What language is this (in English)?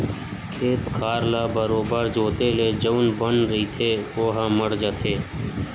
Chhattisgarhi